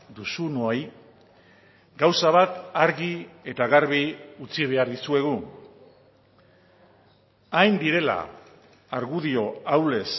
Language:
Basque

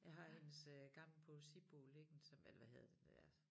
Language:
Danish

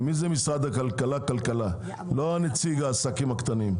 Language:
Hebrew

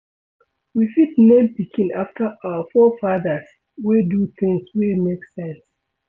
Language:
Nigerian Pidgin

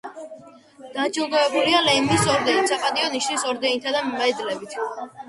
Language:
Georgian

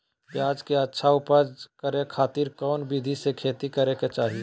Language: Magahi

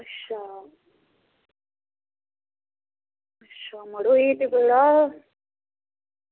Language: Dogri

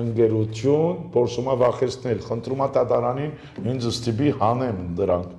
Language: Romanian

